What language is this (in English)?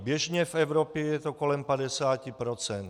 Czech